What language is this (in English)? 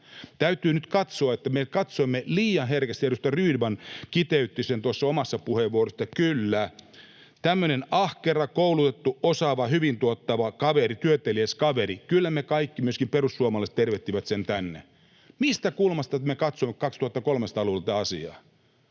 Finnish